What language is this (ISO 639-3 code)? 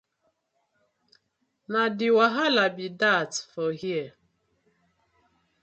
pcm